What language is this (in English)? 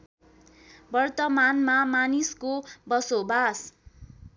Nepali